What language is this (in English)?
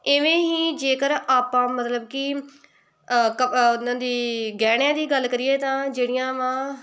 Punjabi